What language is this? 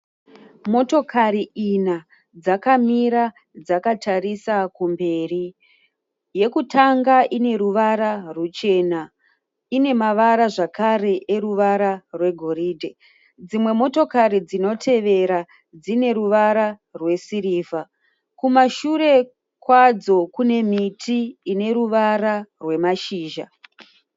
Shona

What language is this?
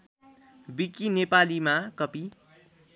Nepali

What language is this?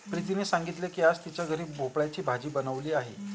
Marathi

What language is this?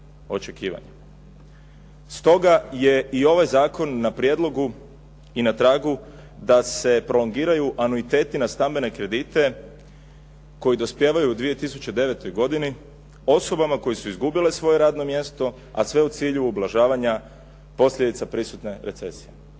Croatian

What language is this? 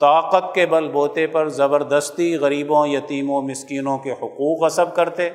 Urdu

